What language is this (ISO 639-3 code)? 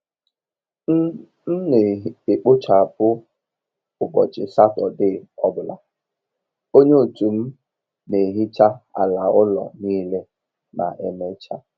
ibo